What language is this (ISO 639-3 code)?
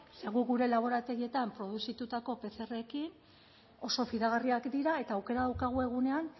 eus